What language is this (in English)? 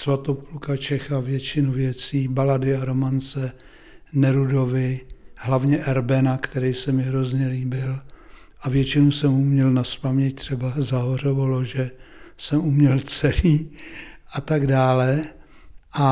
Czech